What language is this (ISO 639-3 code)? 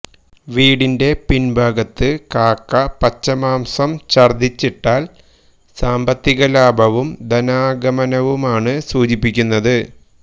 mal